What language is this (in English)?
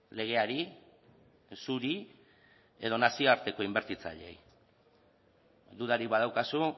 Basque